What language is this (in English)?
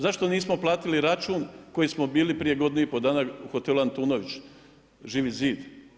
Croatian